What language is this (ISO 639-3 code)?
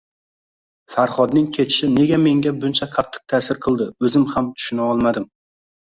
uzb